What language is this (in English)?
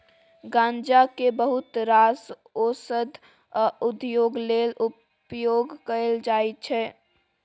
Maithili